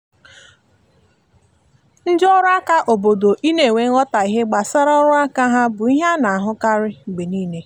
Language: Igbo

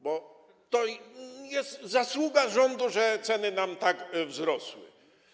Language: Polish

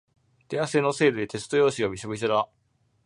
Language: Japanese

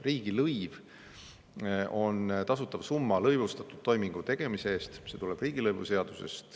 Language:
Estonian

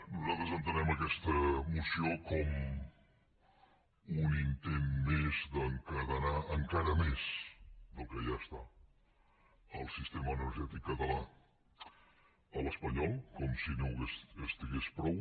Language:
Catalan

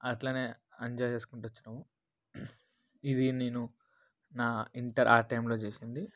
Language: Telugu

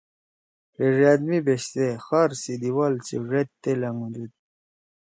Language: Torwali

